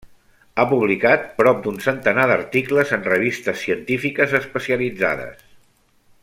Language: Catalan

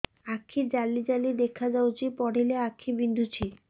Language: Odia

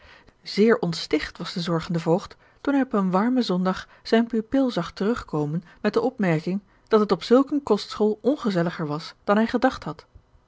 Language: Dutch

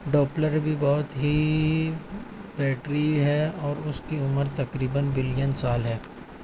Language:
Urdu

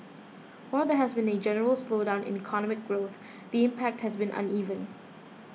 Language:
English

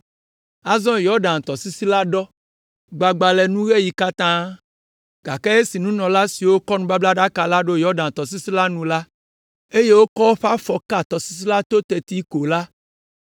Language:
Ewe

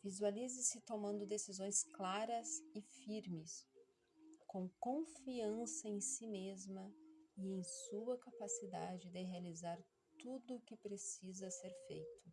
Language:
Portuguese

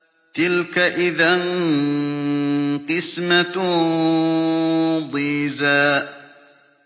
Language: Arabic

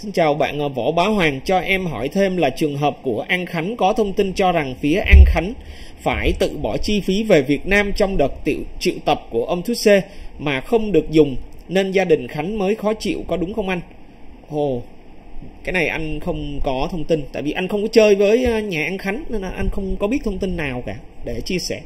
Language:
Vietnamese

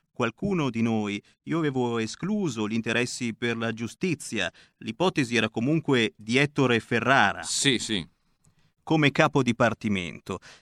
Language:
Italian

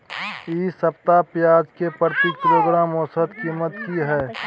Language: Maithili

